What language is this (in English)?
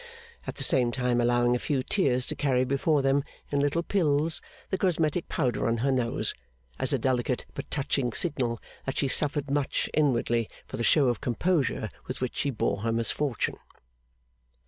English